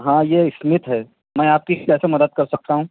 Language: Urdu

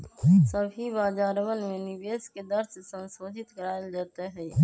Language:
Magahi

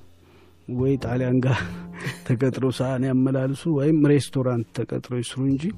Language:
Amharic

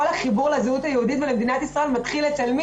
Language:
Hebrew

